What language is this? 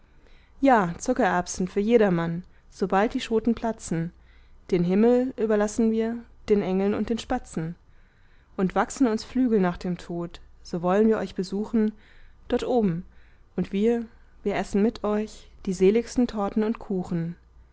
German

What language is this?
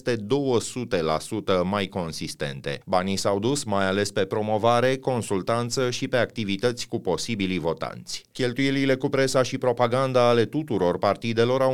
Romanian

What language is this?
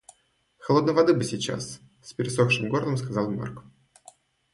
Russian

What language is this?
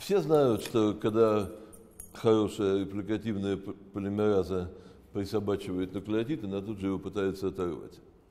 Russian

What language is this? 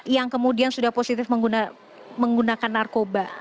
Indonesian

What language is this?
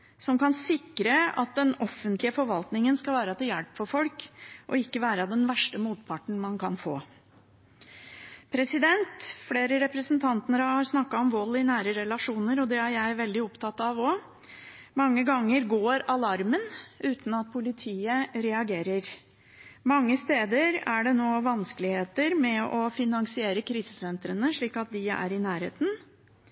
Norwegian Bokmål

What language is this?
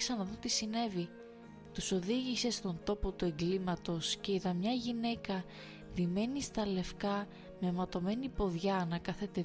Greek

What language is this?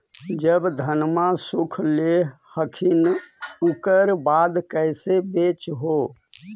Magahi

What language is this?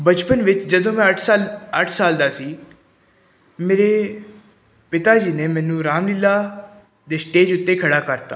Punjabi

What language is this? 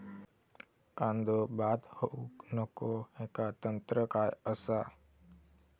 Marathi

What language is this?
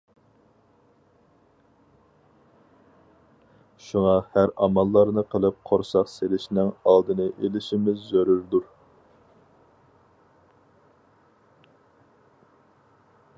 Uyghur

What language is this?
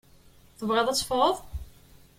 Kabyle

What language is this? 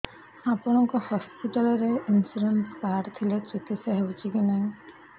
Odia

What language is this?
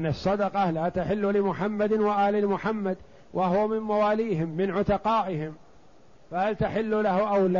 Arabic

